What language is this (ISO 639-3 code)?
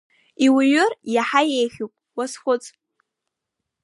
abk